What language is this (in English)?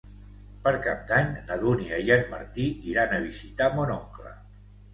Catalan